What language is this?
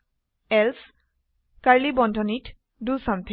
Assamese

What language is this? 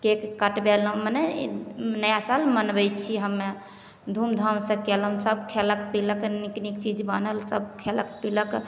Maithili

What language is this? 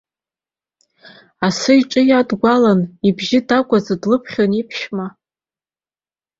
Abkhazian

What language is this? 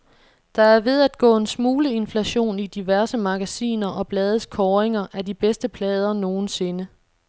Danish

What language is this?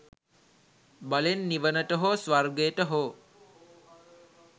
Sinhala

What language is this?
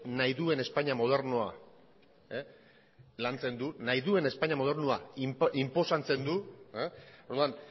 Basque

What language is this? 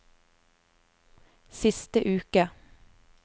Norwegian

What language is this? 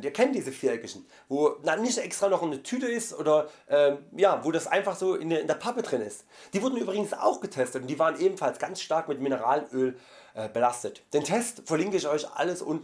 German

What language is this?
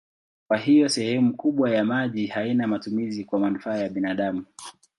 Swahili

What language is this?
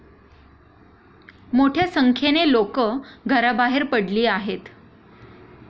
Marathi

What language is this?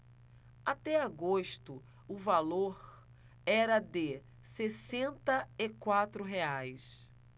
Portuguese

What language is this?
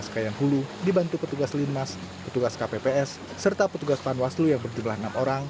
Indonesian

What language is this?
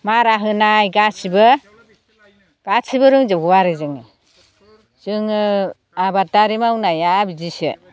Bodo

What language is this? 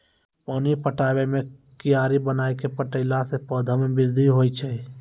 Maithili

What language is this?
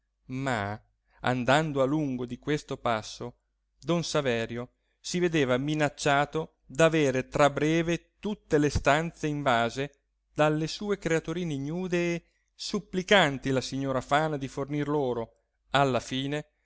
Italian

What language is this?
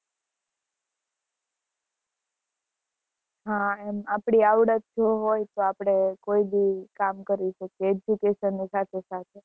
Gujarati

